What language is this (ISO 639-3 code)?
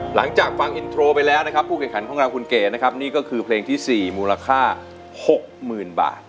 tha